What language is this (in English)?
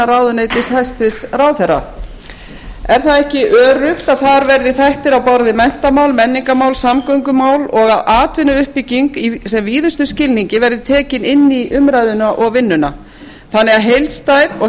Icelandic